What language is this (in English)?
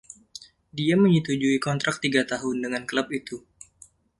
Indonesian